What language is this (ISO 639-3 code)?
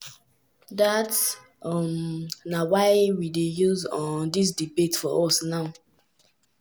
pcm